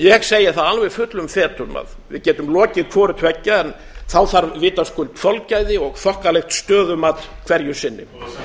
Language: Icelandic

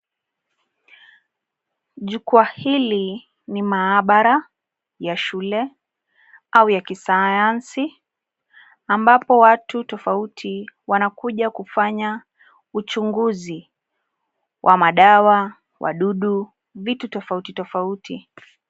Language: Swahili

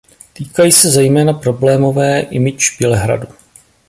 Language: Czech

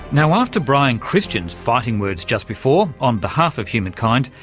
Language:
English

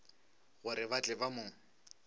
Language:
Northern Sotho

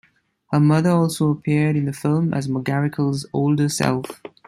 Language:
English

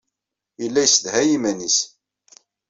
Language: Kabyle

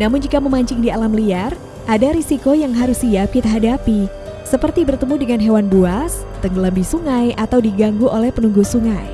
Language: Indonesian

